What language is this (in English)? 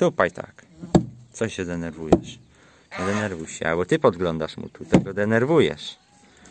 Polish